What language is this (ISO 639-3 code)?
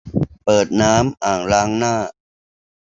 tha